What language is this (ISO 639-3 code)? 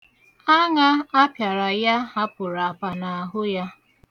ibo